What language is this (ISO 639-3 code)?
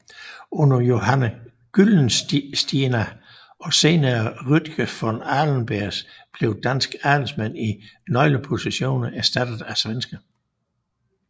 dan